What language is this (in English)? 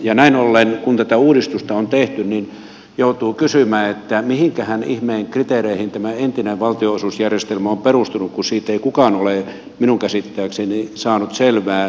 Finnish